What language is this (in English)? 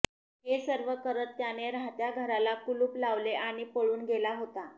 Marathi